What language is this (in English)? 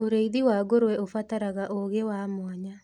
Kikuyu